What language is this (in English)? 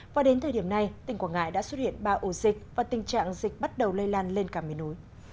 Vietnamese